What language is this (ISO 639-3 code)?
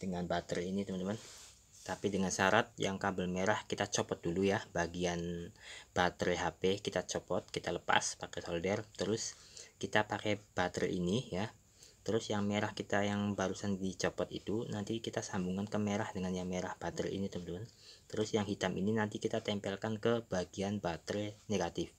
ind